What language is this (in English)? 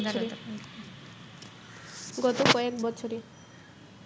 Bangla